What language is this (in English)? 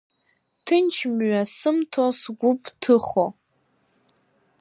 Abkhazian